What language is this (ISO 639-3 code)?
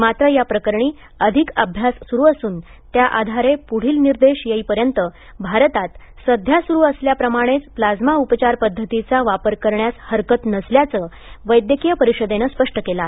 mar